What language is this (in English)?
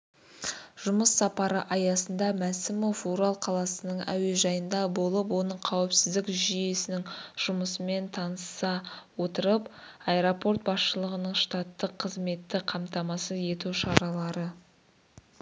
Kazakh